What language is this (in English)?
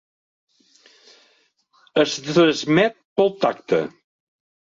Catalan